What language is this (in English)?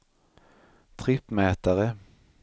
Swedish